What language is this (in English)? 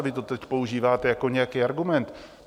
Czech